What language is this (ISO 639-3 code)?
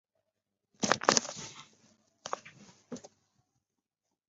zho